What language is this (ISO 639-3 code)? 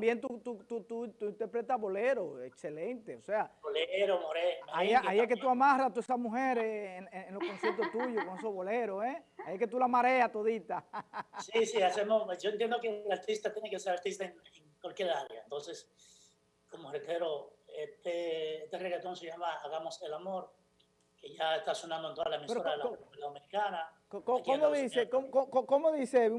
spa